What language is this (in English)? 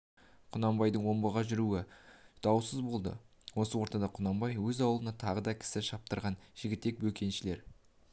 Kazakh